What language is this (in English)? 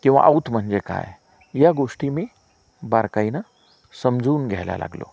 Marathi